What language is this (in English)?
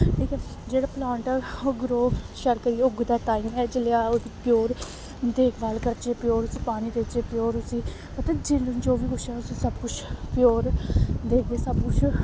Dogri